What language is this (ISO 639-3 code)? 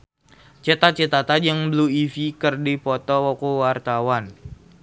sun